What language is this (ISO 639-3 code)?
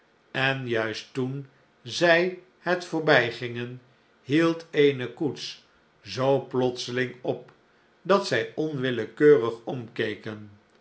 nld